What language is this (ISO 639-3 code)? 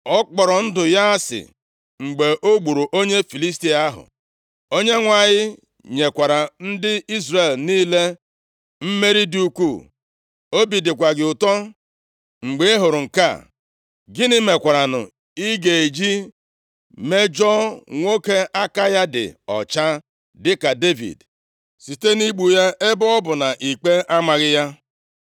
ibo